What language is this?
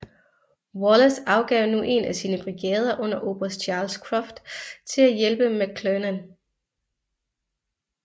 Danish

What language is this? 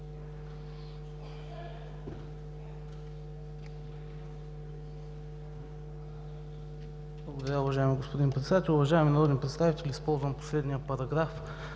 Bulgarian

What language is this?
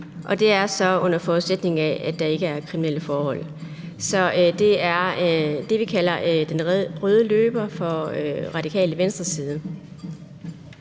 Danish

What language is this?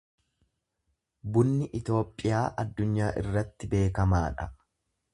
Oromo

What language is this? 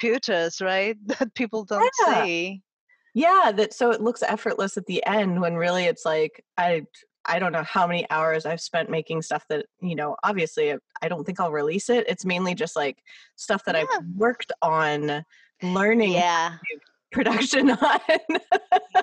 English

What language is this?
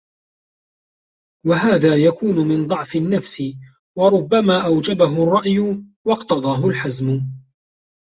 Arabic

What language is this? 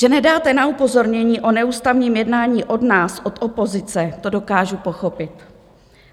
Czech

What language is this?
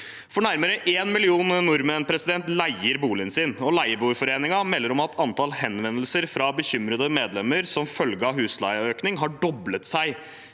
Norwegian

